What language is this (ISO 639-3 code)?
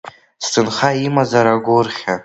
abk